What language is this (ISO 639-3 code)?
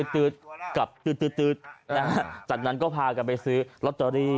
tha